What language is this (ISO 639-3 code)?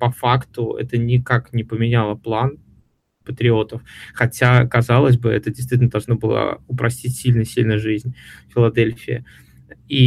rus